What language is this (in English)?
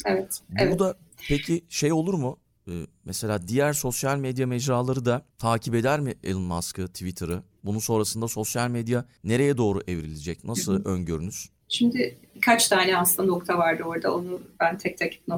Turkish